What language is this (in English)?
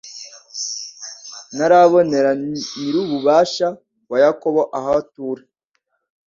Kinyarwanda